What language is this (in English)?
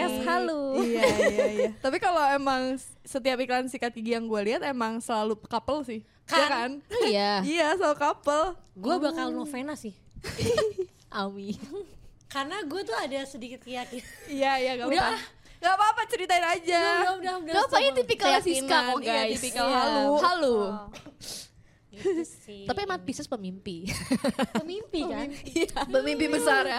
Indonesian